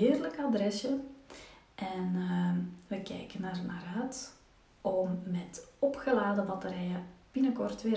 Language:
Dutch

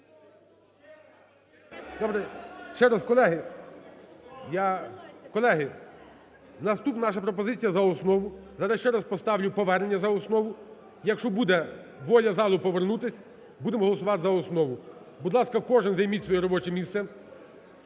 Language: Ukrainian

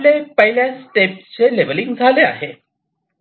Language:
Marathi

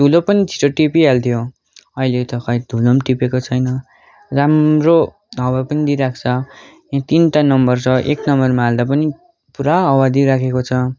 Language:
Nepali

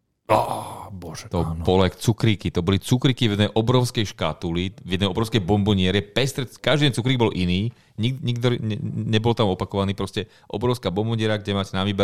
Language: Slovak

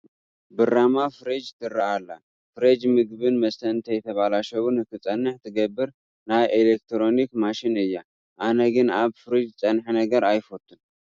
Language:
Tigrinya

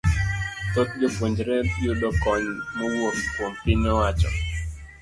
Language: Luo (Kenya and Tanzania)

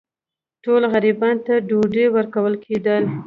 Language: Pashto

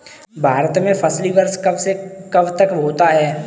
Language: Hindi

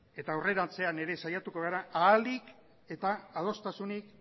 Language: Basque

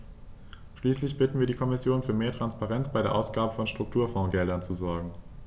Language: German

